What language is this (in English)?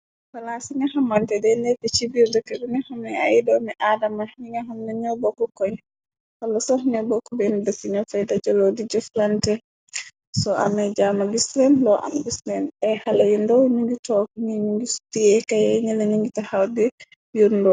Wolof